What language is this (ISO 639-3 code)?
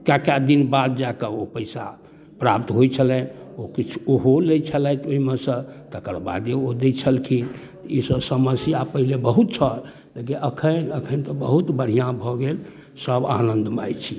mai